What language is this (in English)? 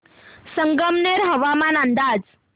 Marathi